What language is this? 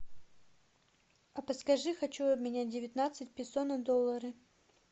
Russian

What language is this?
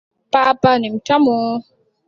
Swahili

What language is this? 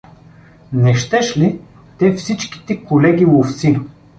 Bulgarian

